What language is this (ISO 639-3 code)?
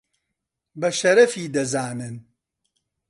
ckb